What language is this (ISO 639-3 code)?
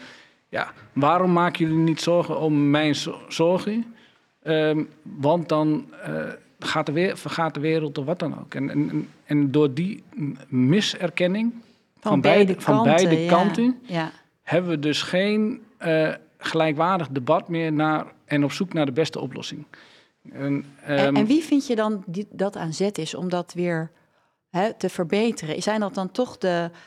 nld